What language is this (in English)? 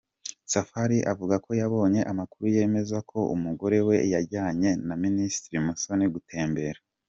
Kinyarwanda